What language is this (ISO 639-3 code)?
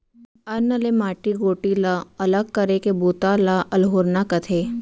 hne